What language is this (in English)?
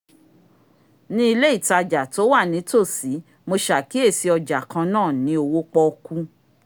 Yoruba